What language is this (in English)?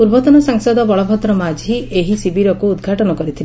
Odia